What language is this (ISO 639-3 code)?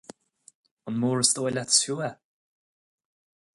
gle